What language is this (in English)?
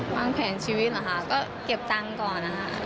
Thai